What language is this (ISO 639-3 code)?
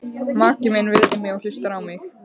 isl